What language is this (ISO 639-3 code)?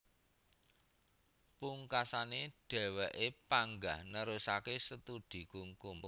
jav